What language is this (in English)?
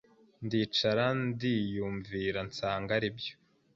Kinyarwanda